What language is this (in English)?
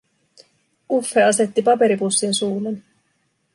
Finnish